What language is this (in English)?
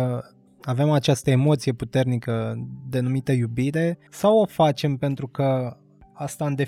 Romanian